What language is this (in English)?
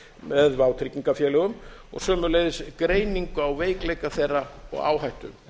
Icelandic